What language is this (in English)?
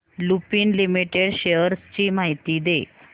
Marathi